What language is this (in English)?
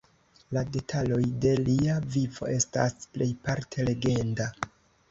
Esperanto